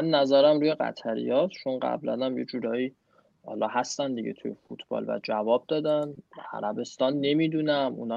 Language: Persian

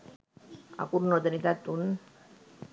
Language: Sinhala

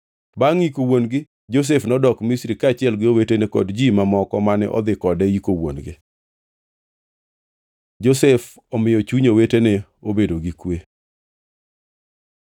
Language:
Luo (Kenya and Tanzania)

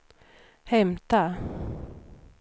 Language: Swedish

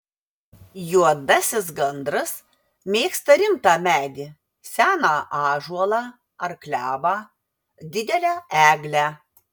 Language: Lithuanian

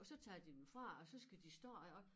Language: Danish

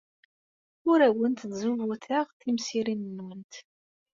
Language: Kabyle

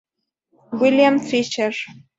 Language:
Spanish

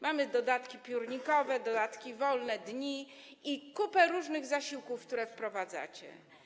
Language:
Polish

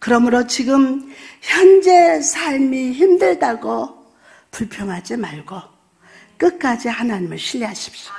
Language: Korean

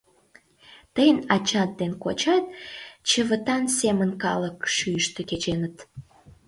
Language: Mari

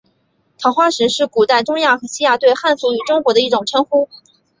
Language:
Chinese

